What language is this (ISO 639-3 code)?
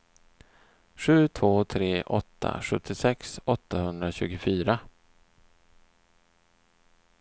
swe